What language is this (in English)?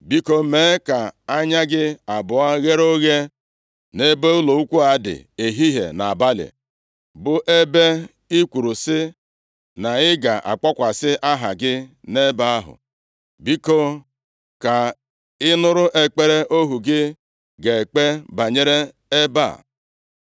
Igbo